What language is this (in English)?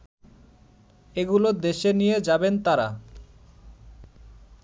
Bangla